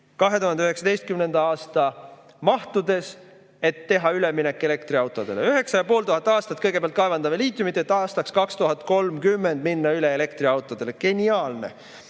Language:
Estonian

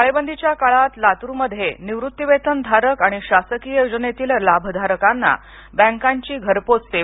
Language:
Marathi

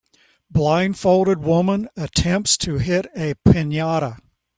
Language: English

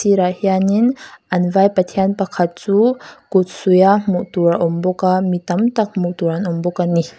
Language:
Mizo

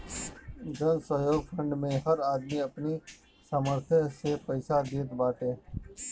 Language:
Bhojpuri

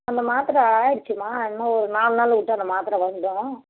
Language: Tamil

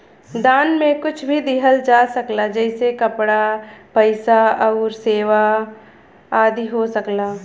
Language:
Bhojpuri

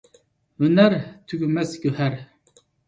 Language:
Uyghur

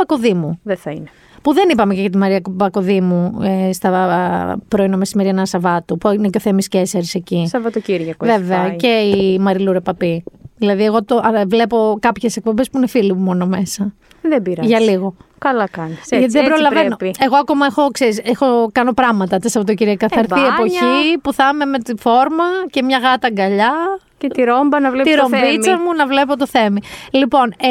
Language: Greek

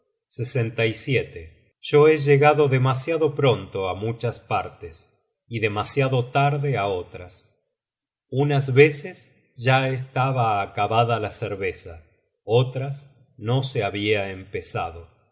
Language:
Spanish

